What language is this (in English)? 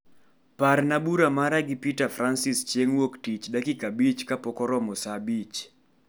Luo (Kenya and Tanzania)